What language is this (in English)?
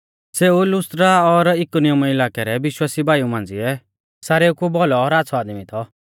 Mahasu Pahari